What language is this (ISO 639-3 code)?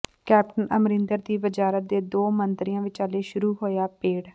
pan